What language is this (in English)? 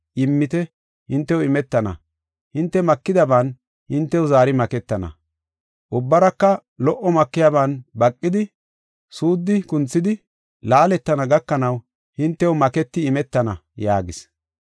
Gofa